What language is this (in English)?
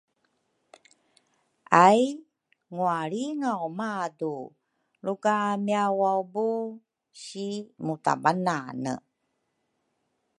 Rukai